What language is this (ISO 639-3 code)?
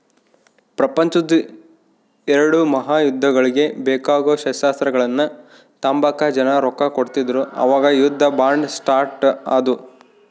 kan